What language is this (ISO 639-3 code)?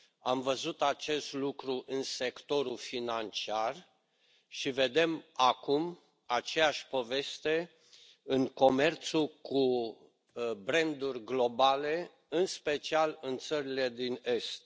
ron